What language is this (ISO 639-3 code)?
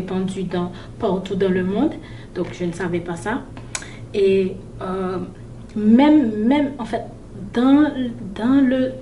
fra